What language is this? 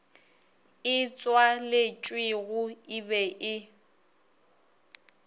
Northern Sotho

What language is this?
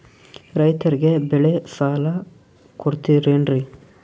Kannada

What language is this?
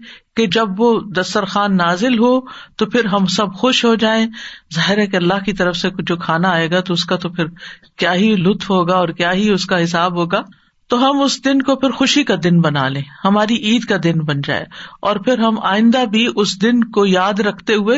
Urdu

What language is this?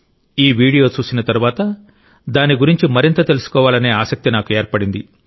Telugu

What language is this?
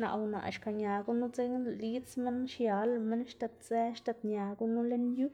Xanaguía Zapotec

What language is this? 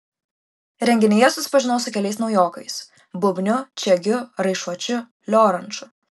Lithuanian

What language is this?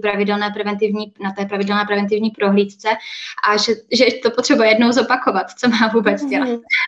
Czech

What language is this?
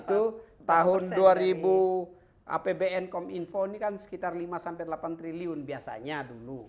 Indonesian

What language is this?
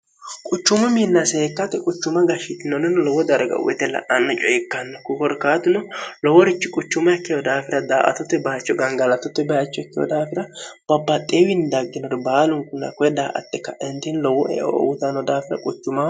Sidamo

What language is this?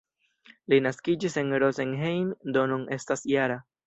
Esperanto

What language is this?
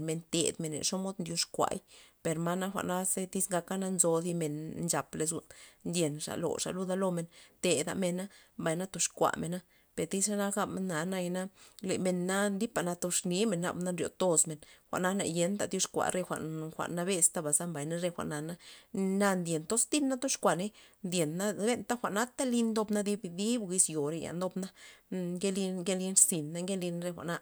Loxicha Zapotec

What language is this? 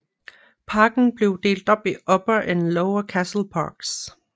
Danish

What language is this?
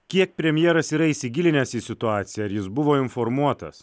Lithuanian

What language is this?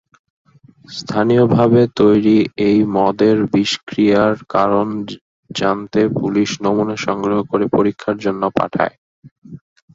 Bangla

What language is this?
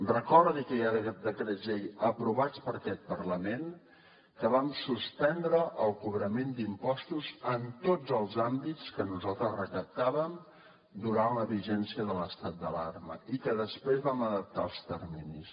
Catalan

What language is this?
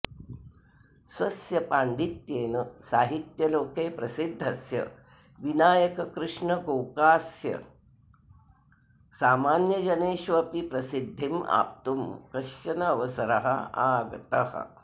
Sanskrit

